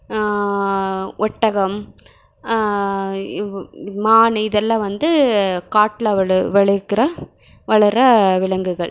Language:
Tamil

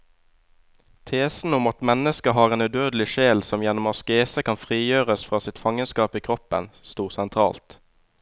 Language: Norwegian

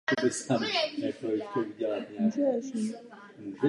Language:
Czech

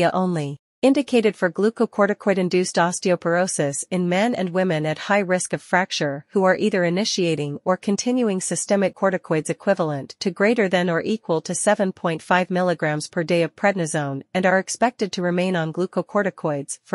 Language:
English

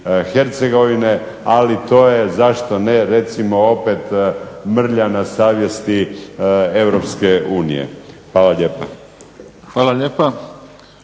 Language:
Croatian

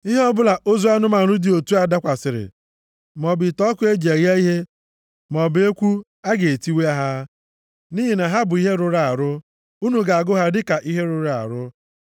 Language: Igbo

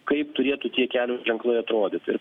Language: Lithuanian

